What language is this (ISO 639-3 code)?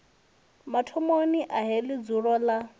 ven